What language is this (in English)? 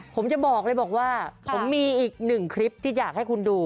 Thai